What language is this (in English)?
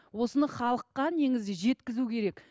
Kazakh